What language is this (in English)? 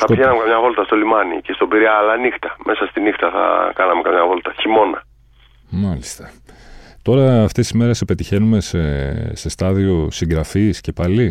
Greek